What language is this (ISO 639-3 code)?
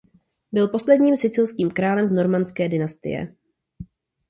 ces